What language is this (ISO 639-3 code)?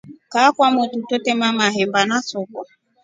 rof